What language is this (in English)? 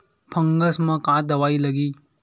Chhattisgarhi